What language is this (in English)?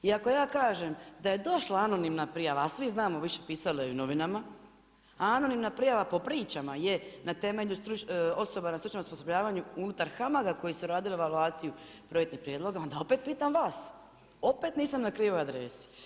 Croatian